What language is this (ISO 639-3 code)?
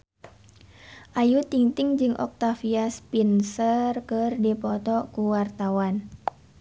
sun